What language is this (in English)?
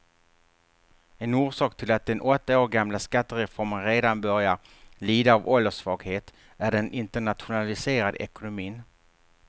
Swedish